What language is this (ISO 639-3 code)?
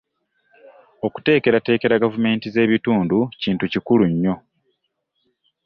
lug